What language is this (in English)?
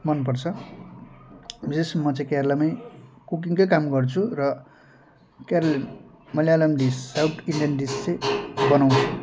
Nepali